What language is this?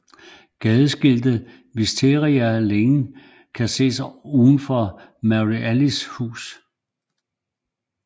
Danish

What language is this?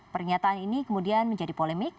Indonesian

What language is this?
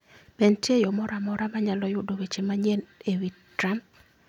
Luo (Kenya and Tanzania)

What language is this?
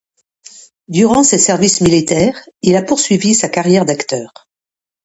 French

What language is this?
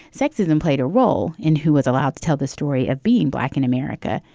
English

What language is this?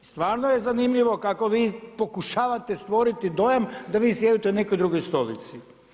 Croatian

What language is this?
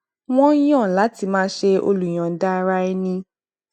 Yoruba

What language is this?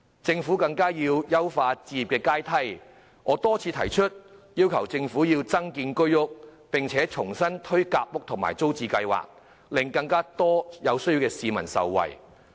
Cantonese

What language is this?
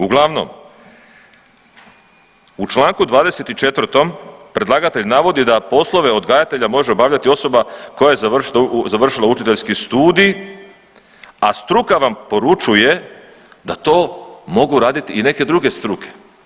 Croatian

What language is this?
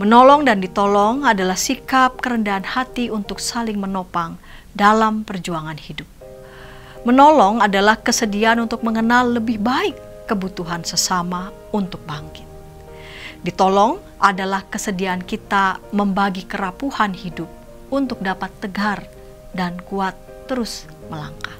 Indonesian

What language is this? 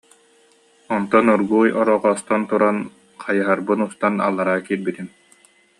Yakut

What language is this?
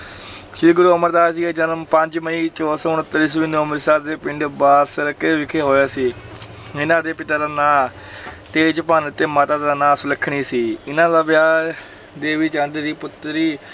Punjabi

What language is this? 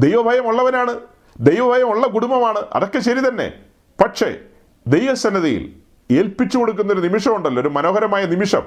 Malayalam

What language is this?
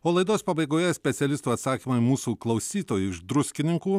Lithuanian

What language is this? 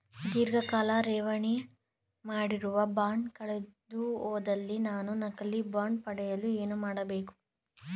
Kannada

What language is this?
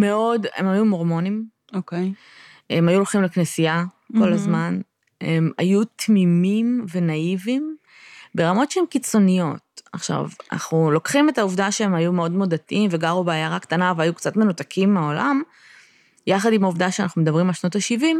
Hebrew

